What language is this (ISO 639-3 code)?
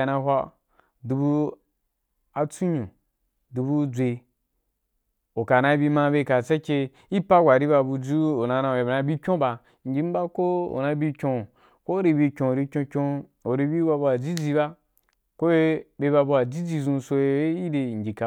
juk